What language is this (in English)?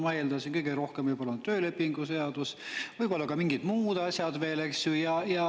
Estonian